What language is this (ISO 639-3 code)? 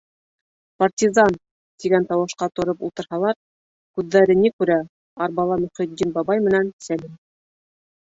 bak